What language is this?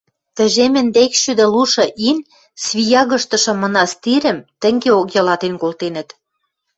Western Mari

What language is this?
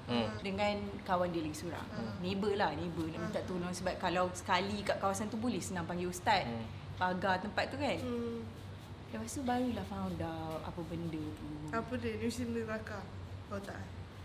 Malay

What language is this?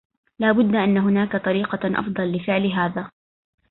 Arabic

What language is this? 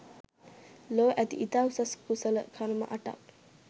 Sinhala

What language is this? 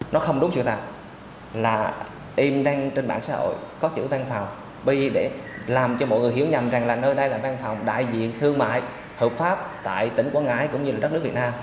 Vietnamese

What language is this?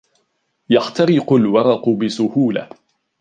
Arabic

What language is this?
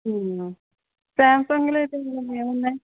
Telugu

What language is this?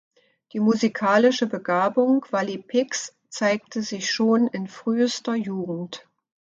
German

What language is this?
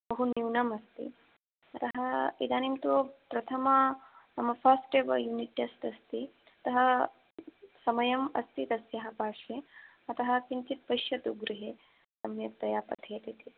Sanskrit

